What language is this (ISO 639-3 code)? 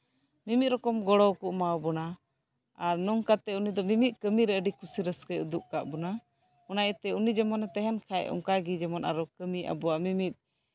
sat